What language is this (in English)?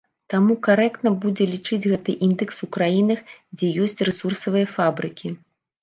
Belarusian